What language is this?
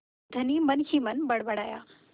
Hindi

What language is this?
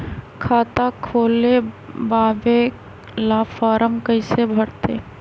Magahi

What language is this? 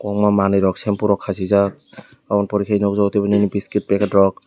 Kok Borok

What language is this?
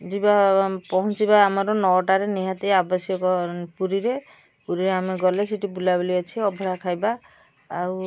Odia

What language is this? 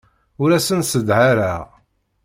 Kabyle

